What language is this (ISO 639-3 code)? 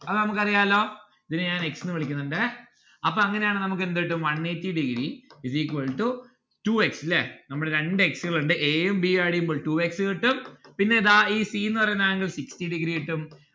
mal